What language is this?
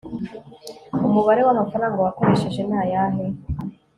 Kinyarwanda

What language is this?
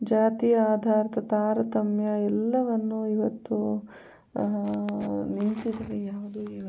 Kannada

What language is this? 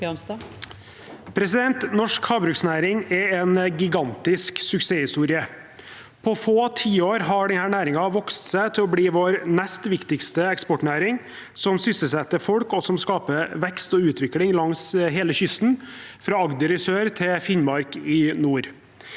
Norwegian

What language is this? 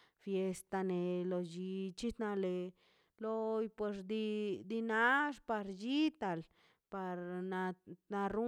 Mazaltepec Zapotec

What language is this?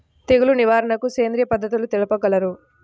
Telugu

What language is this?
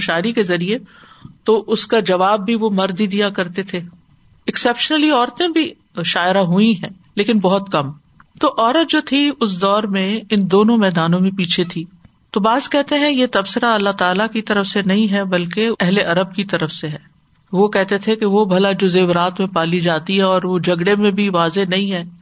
Urdu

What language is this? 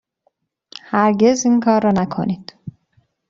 Persian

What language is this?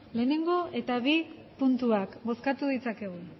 Basque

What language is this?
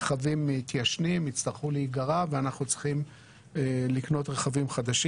Hebrew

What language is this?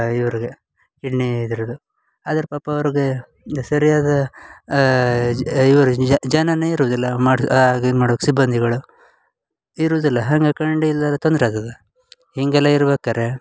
Kannada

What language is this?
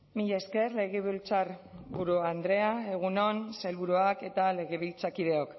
Basque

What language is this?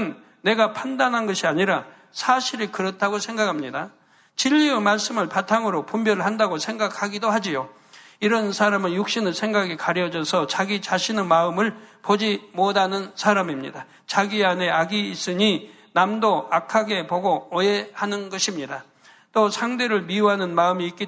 Korean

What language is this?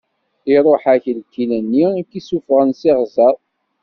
Kabyle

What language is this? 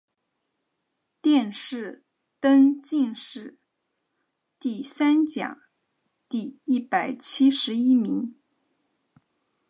Chinese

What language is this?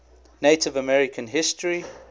English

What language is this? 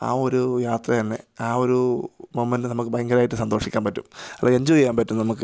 Malayalam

